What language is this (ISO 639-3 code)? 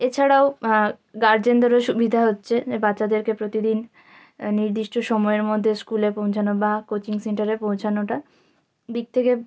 ben